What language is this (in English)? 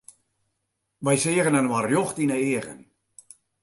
Western Frisian